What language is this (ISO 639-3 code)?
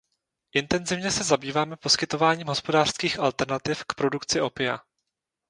ces